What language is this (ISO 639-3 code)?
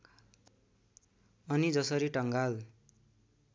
nep